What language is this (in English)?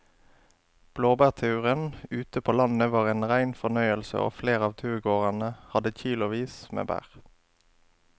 Norwegian